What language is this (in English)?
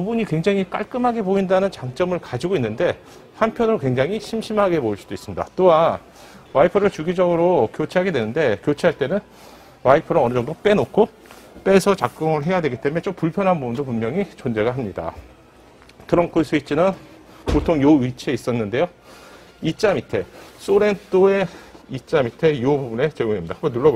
Korean